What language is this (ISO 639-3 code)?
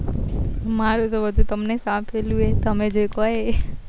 guj